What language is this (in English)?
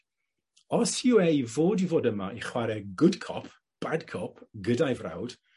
Welsh